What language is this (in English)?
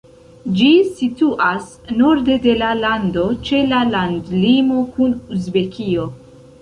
Esperanto